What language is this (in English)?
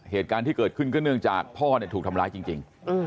Thai